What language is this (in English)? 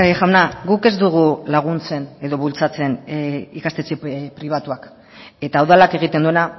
Basque